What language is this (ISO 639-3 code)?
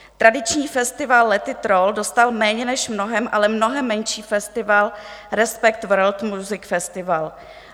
ces